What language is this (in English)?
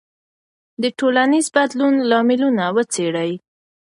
Pashto